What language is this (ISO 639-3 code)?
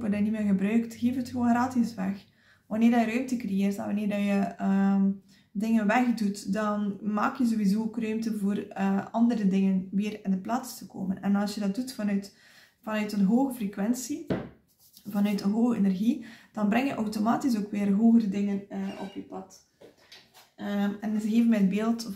nld